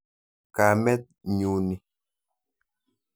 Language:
Kalenjin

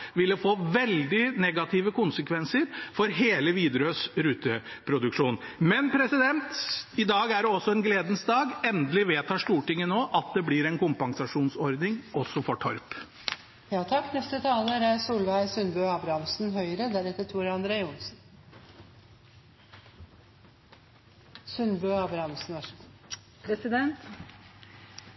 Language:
Norwegian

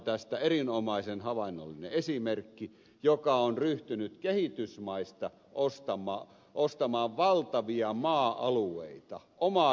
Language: Finnish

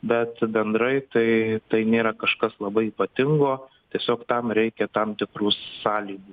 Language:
Lithuanian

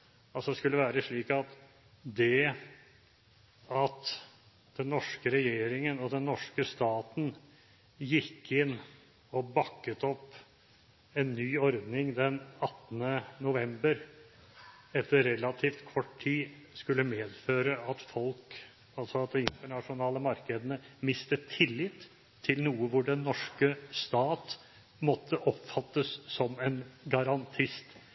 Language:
Norwegian Bokmål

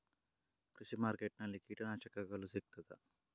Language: Kannada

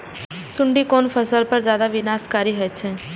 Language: Maithili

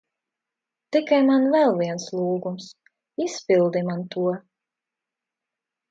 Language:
Latvian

